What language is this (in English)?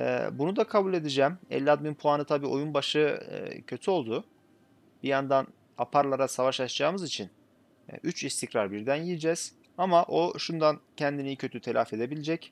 Turkish